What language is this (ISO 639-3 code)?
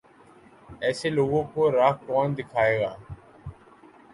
urd